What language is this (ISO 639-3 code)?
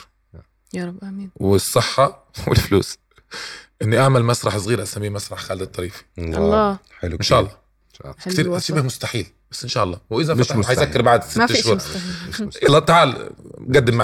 ara